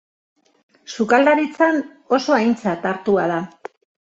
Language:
Basque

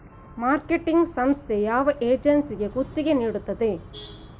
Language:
Kannada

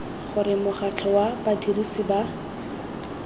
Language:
Tswana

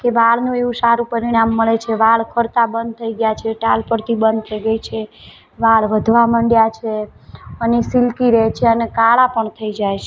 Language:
Gujarati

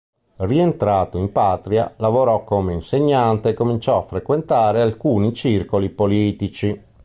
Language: Italian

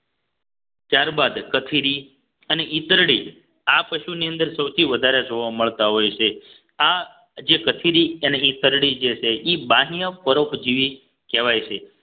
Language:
Gujarati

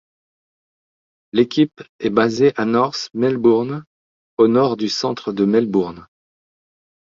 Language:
French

